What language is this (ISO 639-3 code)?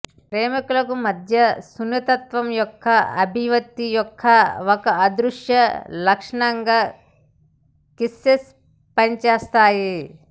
tel